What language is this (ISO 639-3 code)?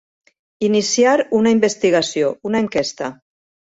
cat